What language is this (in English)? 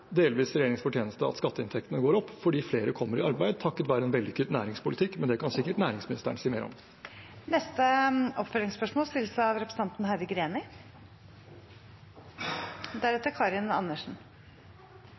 Norwegian